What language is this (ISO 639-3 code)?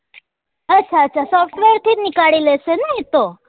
guj